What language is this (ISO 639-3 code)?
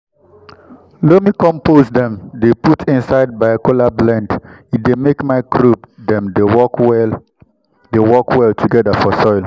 pcm